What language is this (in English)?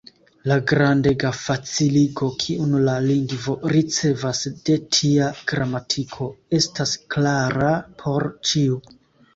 Esperanto